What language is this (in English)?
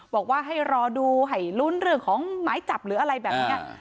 Thai